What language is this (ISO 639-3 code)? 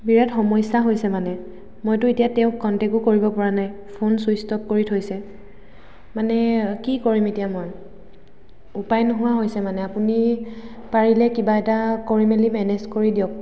asm